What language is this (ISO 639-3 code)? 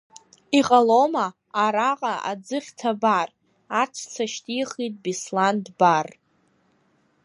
abk